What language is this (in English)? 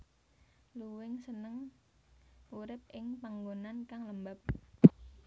Javanese